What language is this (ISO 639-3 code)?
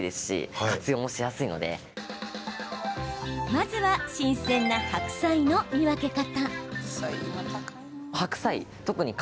jpn